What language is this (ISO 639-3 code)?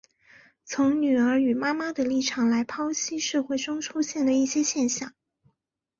zho